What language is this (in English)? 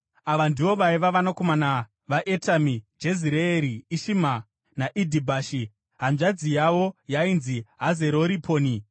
Shona